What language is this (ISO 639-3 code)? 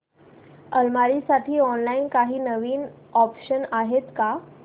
mar